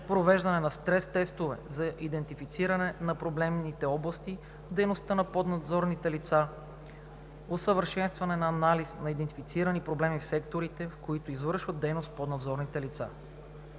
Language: Bulgarian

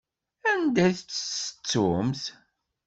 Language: Kabyle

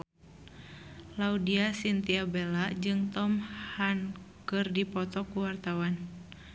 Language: Sundanese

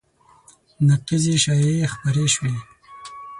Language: Pashto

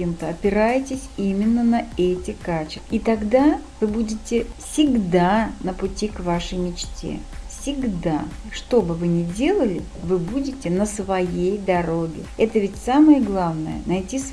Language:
Russian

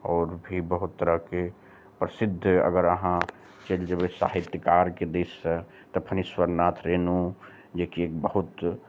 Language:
Maithili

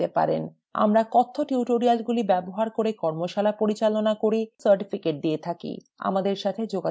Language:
Bangla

